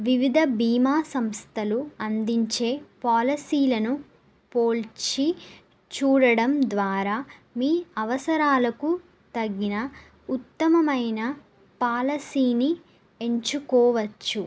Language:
Telugu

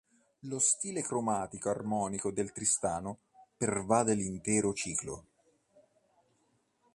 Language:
Italian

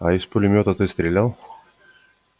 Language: Russian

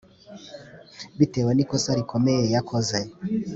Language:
Kinyarwanda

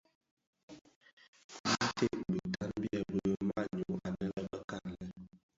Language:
Bafia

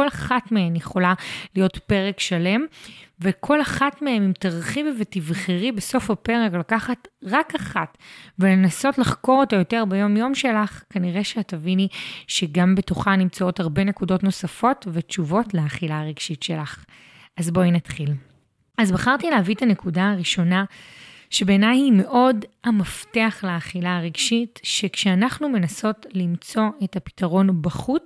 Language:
Hebrew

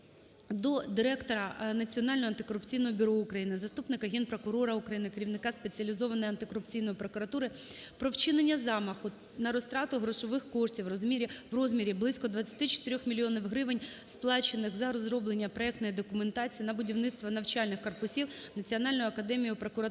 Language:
Ukrainian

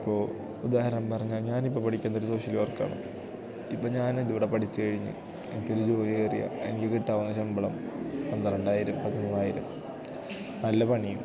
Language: Malayalam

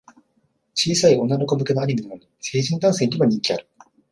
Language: Japanese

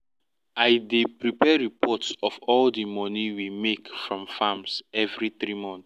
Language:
Nigerian Pidgin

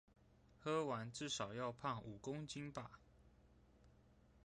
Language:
Chinese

